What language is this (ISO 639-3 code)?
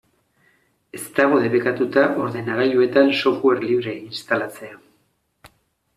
eus